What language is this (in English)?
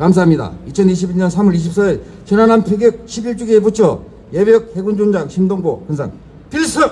Korean